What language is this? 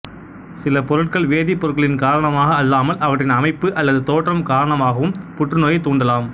Tamil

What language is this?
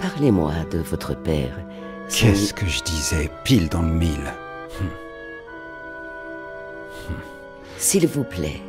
French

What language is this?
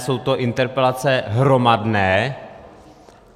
Czech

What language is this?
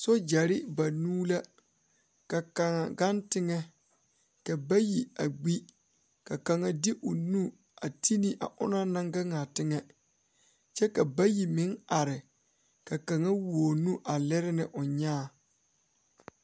Southern Dagaare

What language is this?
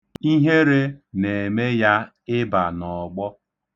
Igbo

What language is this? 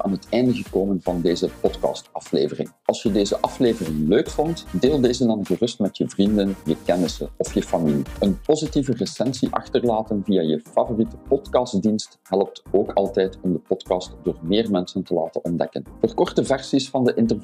Dutch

